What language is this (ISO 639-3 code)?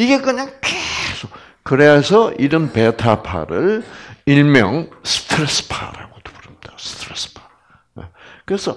kor